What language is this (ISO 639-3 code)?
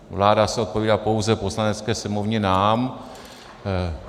ces